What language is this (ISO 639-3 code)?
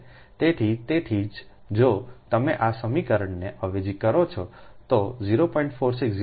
guj